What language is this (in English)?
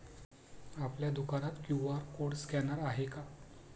Marathi